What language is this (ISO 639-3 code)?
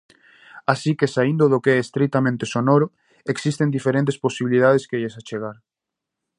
glg